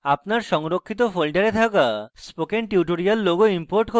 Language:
Bangla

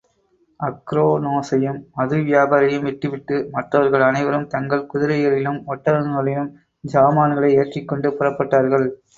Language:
Tamil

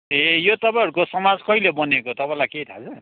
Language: Nepali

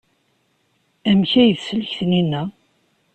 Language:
Kabyle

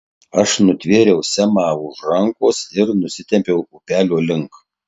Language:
Lithuanian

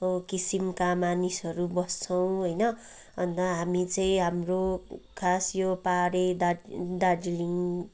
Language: Nepali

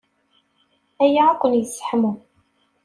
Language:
Kabyle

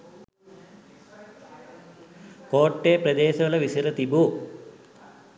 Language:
Sinhala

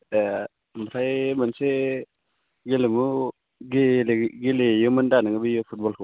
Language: Bodo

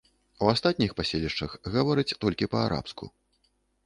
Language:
Belarusian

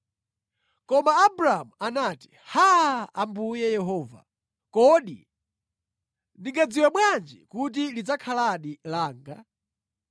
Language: Nyanja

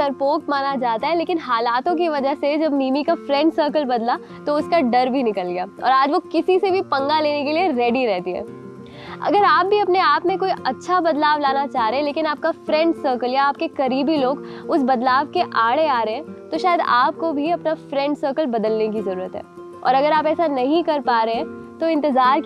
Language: Hindi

